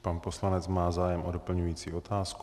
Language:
Czech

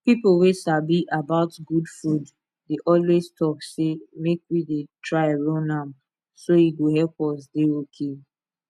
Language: Nigerian Pidgin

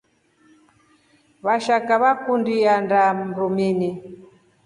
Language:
Rombo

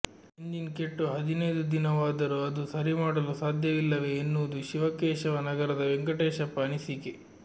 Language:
Kannada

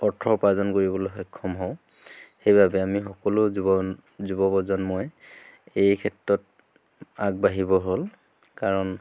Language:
Assamese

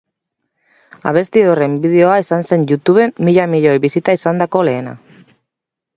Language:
Basque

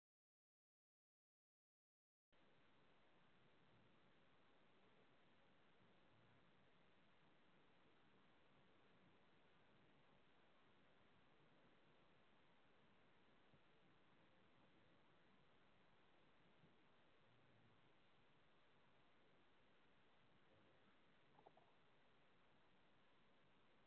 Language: Assamese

